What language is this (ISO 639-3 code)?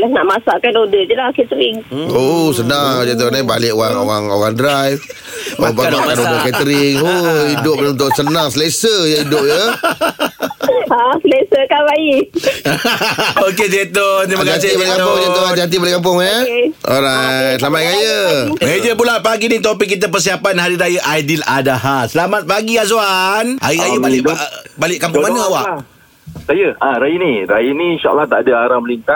msa